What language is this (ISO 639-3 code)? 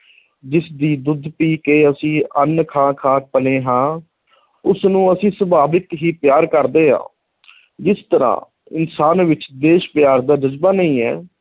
pan